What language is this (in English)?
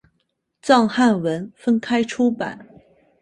Chinese